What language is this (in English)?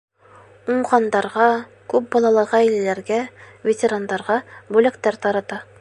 Bashkir